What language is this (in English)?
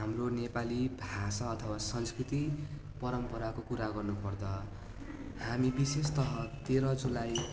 Nepali